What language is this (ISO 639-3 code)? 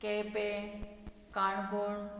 kok